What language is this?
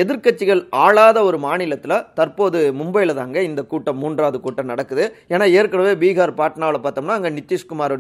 Tamil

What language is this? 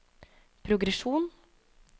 Norwegian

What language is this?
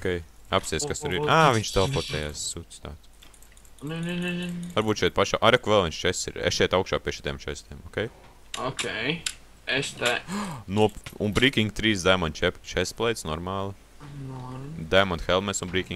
Latvian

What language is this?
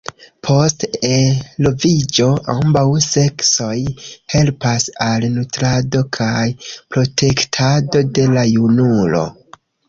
Esperanto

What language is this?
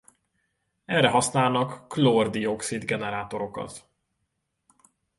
Hungarian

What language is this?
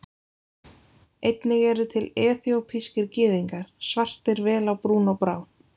Icelandic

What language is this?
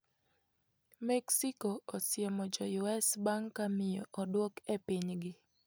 Luo (Kenya and Tanzania)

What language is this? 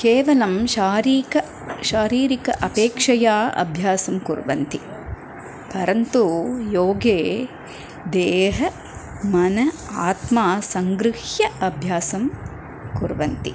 Sanskrit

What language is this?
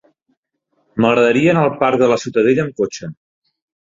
Catalan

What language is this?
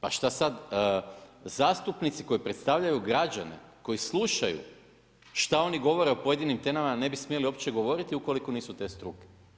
Croatian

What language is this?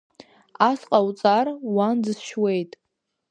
Abkhazian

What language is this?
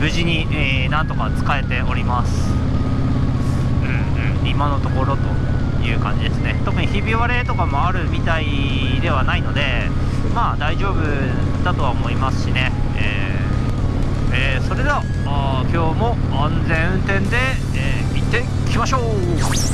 Japanese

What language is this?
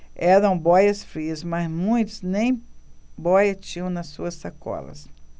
Portuguese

